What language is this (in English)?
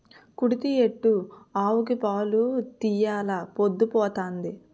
Telugu